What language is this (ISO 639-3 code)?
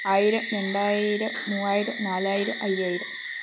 mal